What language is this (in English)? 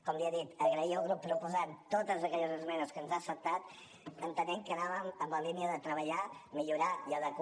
Catalan